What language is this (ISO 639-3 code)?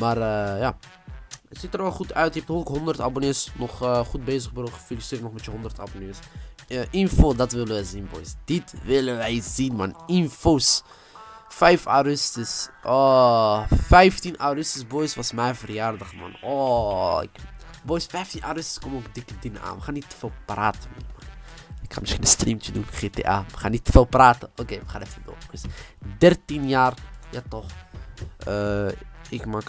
nld